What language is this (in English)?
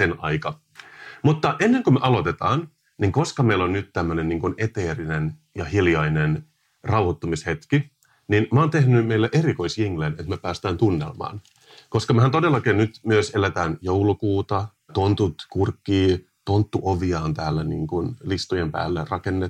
Finnish